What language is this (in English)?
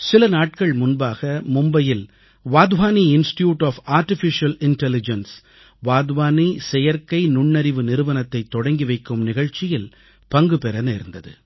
Tamil